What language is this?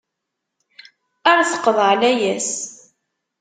Kabyle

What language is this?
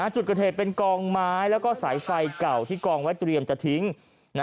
Thai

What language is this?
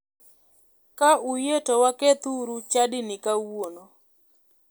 Luo (Kenya and Tanzania)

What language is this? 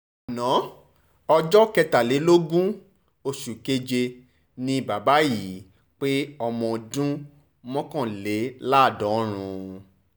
Yoruba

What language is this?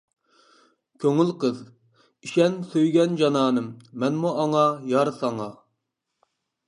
Uyghur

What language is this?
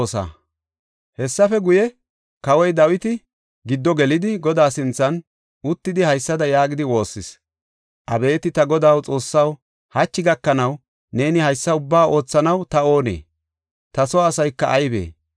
Gofa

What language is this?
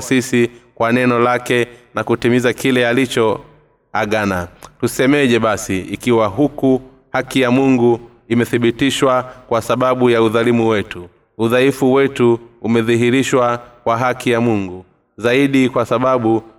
Swahili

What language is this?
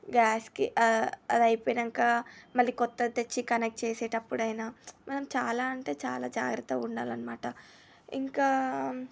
Telugu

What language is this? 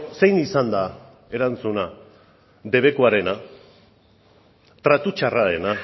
Basque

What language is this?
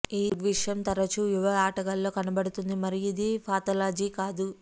Telugu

